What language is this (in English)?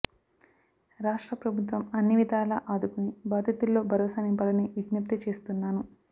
Telugu